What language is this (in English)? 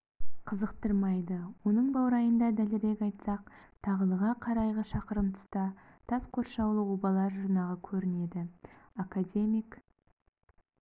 Kazakh